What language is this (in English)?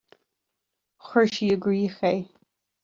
Irish